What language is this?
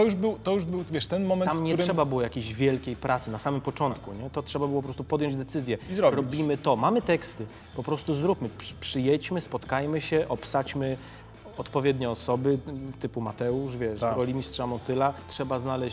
Polish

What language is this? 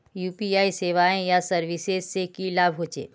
Magahi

